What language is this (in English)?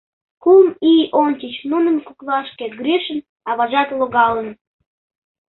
Mari